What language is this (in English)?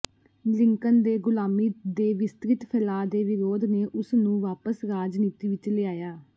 Punjabi